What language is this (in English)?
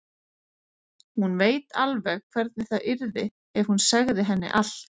Icelandic